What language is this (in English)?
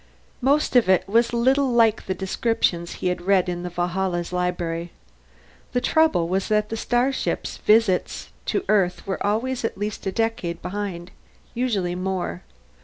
English